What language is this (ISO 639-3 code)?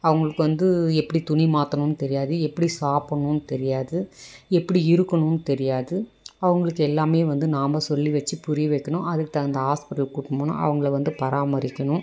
tam